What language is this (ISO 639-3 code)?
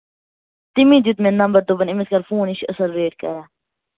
kas